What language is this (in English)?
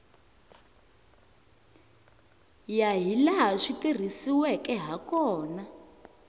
Tsonga